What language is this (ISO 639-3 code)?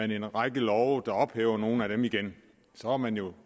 dan